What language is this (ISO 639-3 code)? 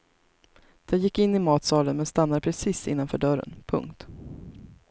swe